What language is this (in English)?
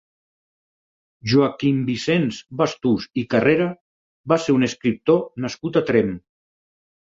Catalan